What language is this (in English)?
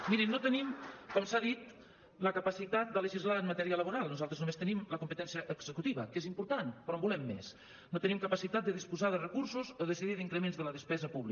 Catalan